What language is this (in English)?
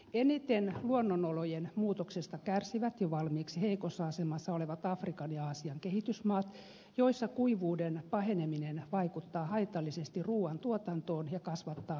Finnish